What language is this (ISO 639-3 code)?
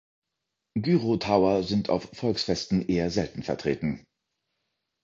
deu